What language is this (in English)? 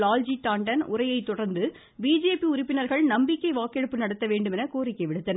Tamil